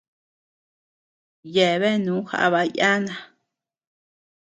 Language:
Tepeuxila Cuicatec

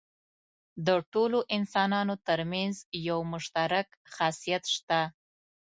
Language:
Pashto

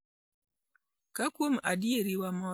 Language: Luo (Kenya and Tanzania)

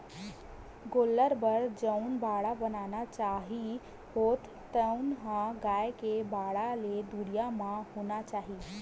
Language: Chhattisgarhi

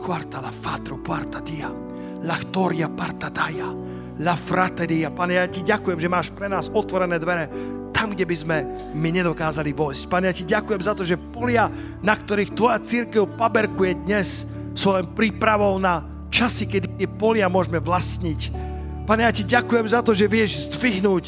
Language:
Slovak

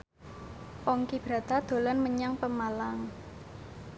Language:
Javanese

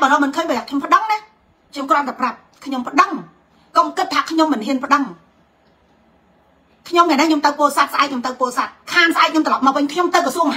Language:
Vietnamese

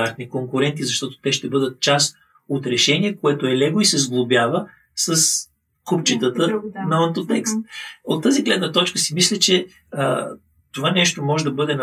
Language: Bulgarian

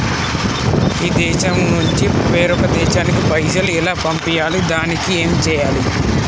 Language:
Telugu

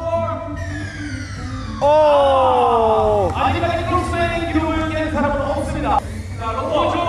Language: Korean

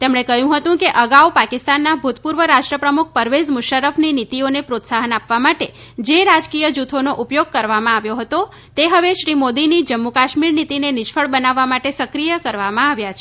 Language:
Gujarati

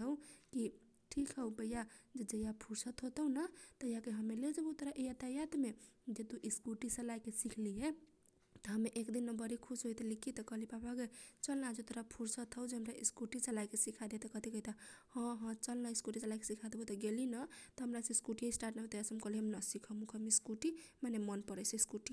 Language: Kochila Tharu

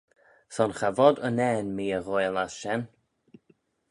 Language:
Manx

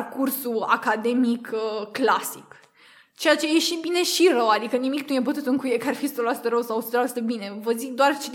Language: Romanian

